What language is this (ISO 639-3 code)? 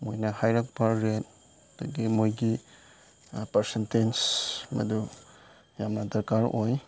mni